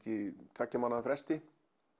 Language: Icelandic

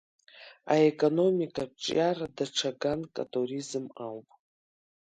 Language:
Abkhazian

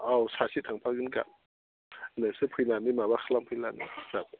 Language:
Bodo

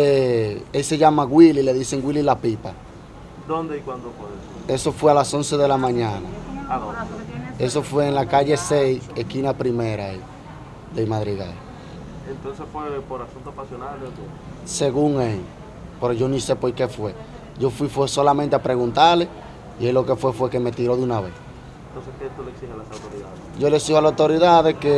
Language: Spanish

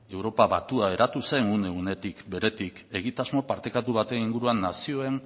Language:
Basque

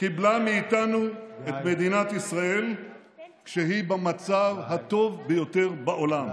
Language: Hebrew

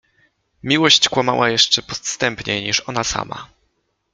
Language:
Polish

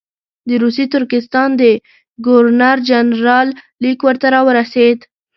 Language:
Pashto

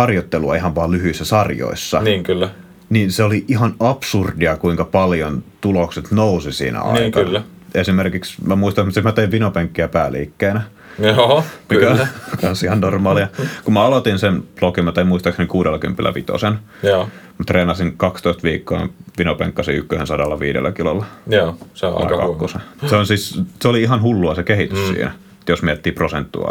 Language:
Finnish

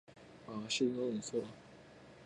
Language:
Japanese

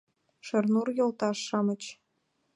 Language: Mari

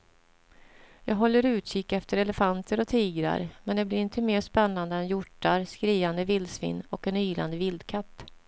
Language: Swedish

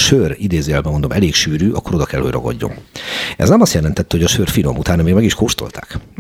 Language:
Hungarian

